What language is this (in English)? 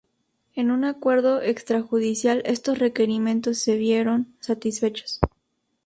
Spanish